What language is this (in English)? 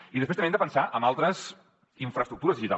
Catalan